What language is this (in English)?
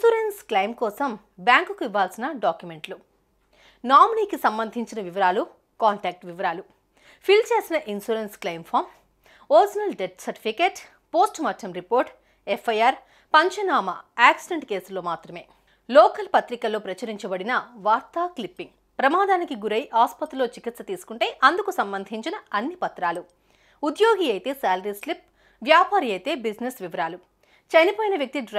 Telugu